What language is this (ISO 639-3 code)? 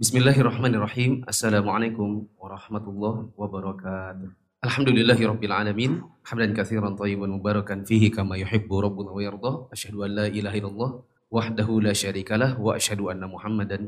ind